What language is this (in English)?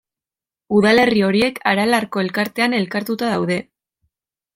Basque